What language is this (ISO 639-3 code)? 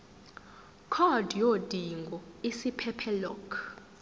zul